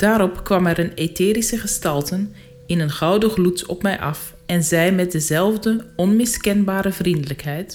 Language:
Dutch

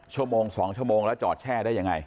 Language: Thai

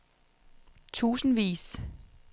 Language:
Danish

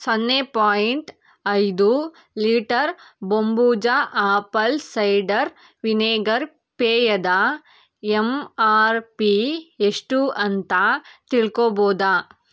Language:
Kannada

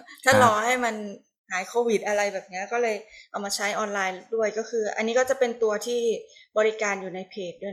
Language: Thai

